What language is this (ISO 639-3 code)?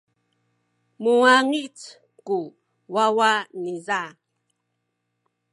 szy